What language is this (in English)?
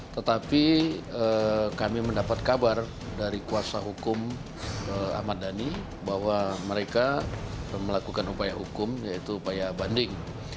Indonesian